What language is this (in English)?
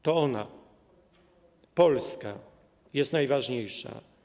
Polish